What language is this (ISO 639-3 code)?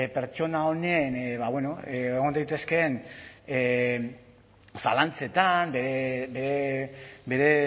eus